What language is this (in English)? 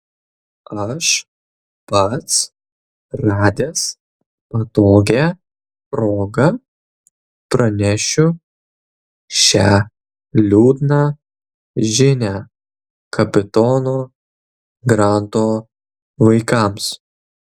Lithuanian